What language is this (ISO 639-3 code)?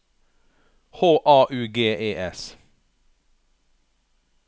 nor